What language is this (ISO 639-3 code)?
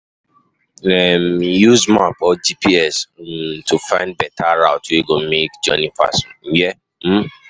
pcm